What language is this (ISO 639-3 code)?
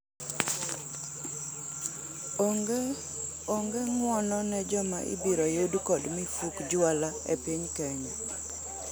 luo